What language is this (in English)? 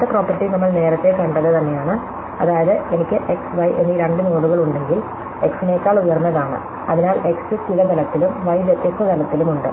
Malayalam